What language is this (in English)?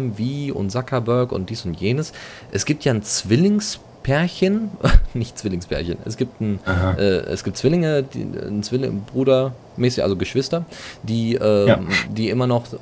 German